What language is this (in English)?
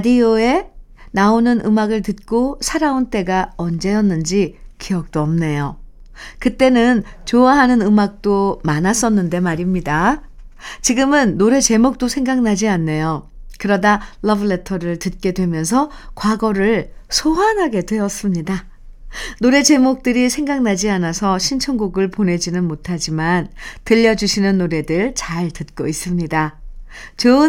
Korean